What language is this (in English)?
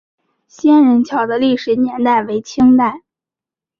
Chinese